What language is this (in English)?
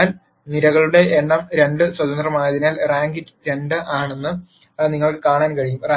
Malayalam